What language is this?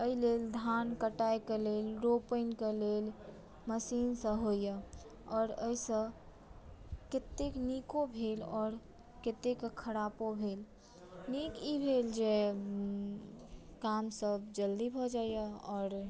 Maithili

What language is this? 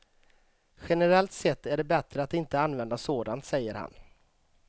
Swedish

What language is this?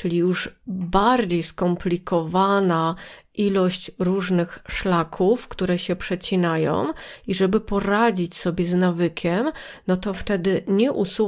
Polish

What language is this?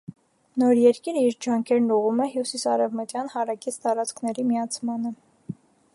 Armenian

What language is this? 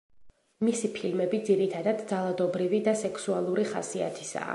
Georgian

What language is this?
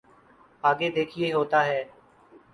Urdu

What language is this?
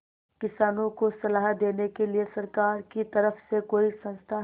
Hindi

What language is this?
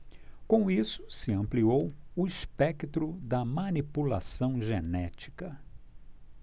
Portuguese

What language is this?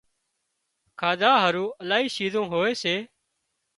Wadiyara Koli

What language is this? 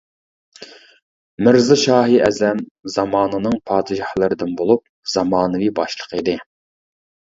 Uyghur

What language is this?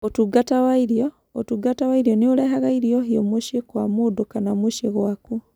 Kikuyu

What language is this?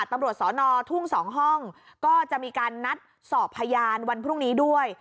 Thai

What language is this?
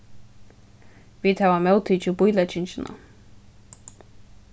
Faroese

